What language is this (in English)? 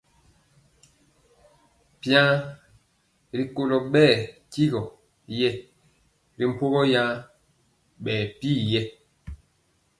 Mpiemo